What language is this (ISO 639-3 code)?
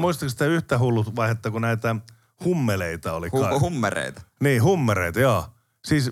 fin